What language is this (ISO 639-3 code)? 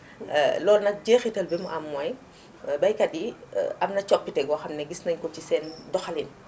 wol